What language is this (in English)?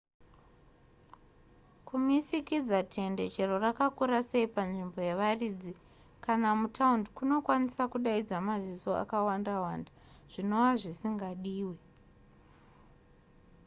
Shona